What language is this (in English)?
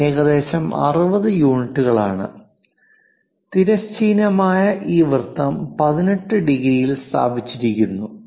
Malayalam